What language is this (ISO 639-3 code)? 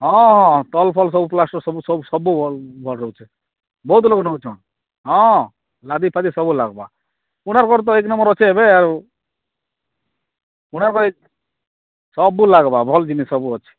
ori